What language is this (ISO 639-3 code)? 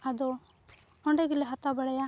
sat